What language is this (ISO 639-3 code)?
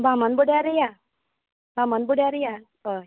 kok